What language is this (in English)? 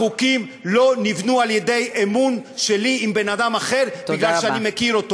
Hebrew